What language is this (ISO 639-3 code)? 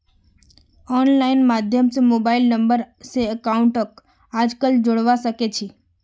mag